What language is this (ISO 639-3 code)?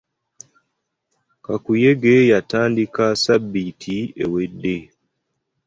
lug